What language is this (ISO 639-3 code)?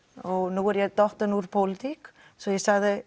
isl